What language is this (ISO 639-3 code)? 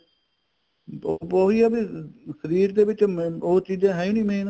pan